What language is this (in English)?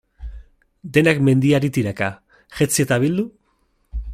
Basque